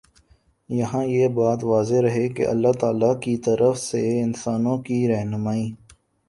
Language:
Urdu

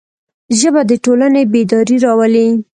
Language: Pashto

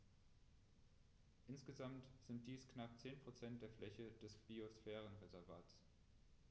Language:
German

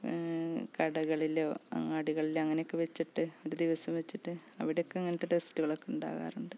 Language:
Malayalam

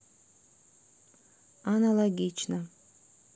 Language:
Russian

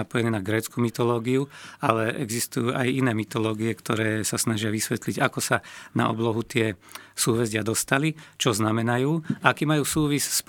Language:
Slovak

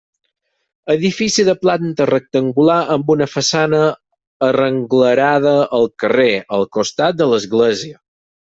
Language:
Catalan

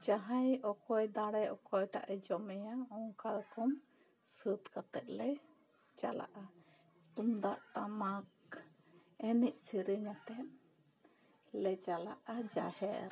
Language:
Santali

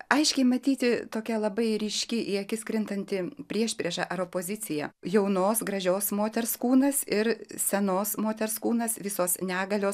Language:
Lithuanian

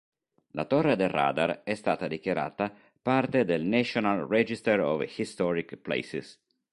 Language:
Italian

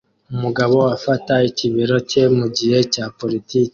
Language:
Kinyarwanda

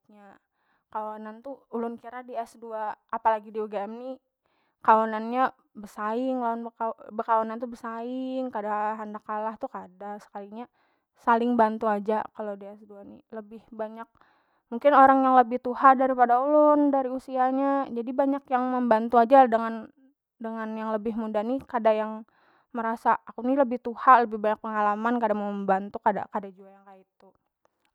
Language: Banjar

